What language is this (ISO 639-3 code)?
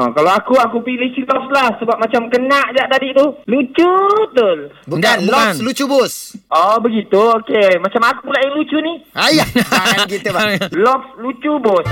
msa